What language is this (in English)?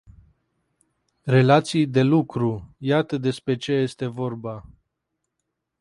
Romanian